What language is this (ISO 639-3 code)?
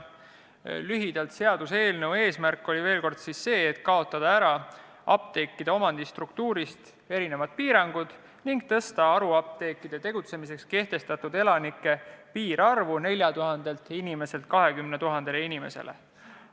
est